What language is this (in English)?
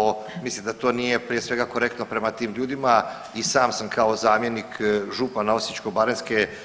Croatian